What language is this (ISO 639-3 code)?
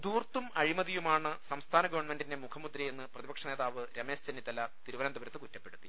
mal